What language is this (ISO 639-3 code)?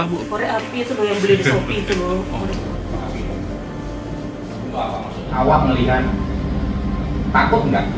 ind